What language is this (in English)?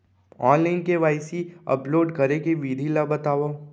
Chhattisgarhi